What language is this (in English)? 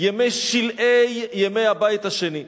Hebrew